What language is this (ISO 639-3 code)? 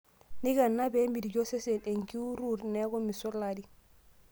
mas